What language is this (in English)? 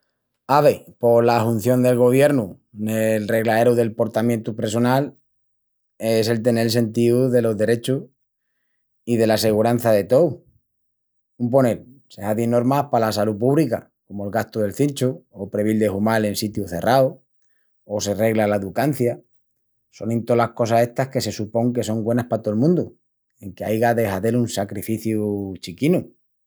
Extremaduran